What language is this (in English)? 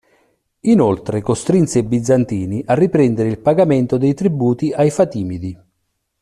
Italian